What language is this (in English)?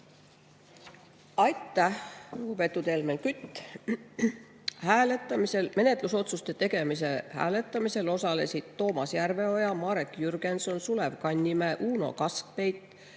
Estonian